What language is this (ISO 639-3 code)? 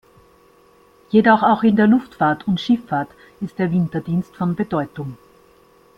deu